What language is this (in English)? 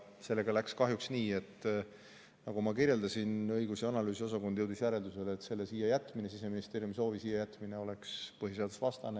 Estonian